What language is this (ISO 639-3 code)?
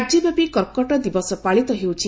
ori